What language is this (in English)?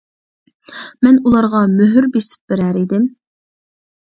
Uyghur